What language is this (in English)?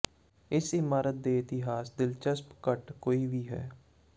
Punjabi